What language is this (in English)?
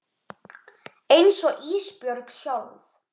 Icelandic